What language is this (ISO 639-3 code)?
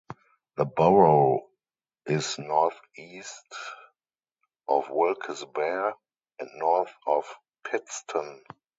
eng